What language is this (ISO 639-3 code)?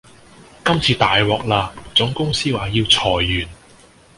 yue